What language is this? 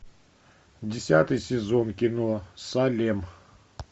Russian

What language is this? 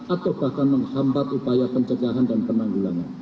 Indonesian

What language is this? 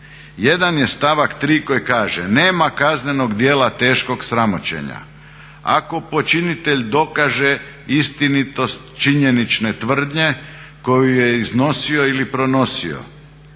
Croatian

